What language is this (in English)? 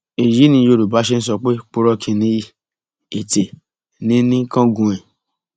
Yoruba